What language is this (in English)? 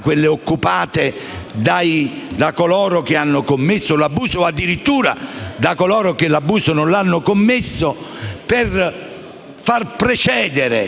Italian